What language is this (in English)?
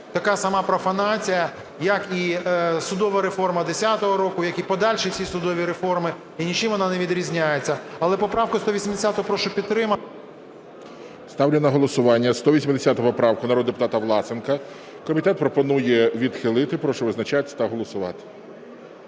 Ukrainian